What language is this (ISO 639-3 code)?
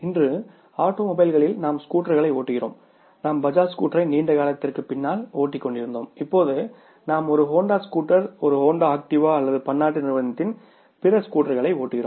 tam